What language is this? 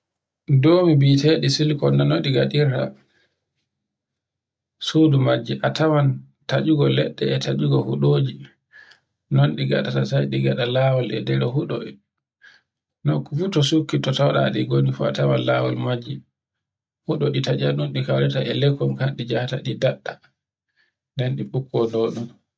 Borgu Fulfulde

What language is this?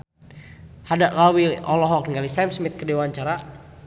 Sundanese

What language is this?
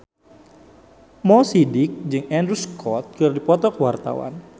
Sundanese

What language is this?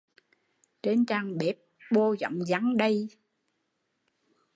Vietnamese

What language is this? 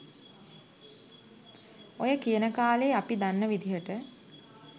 Sinhala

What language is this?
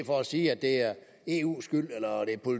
Danish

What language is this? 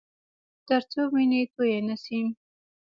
Pashto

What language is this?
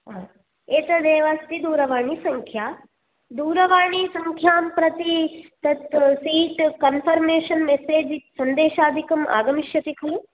Sanskrit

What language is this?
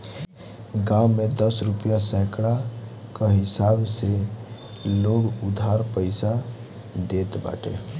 Bhojpuri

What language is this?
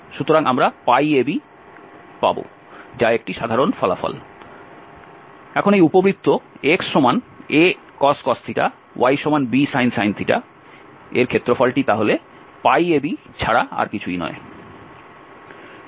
Bangla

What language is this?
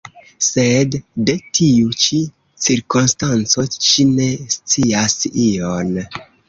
Esperanto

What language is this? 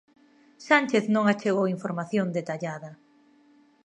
Galician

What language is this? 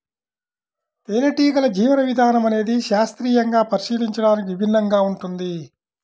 Telugu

